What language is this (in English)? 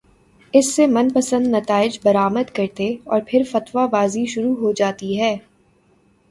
Urdu